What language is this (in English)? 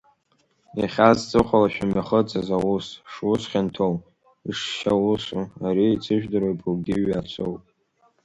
Abkhazian